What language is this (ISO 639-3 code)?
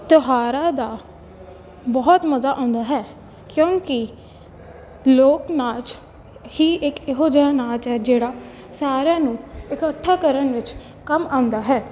pan